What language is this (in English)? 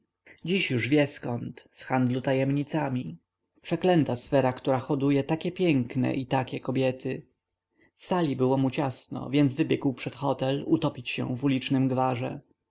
Polish